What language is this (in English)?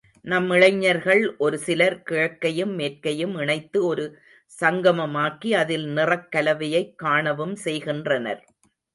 Tamil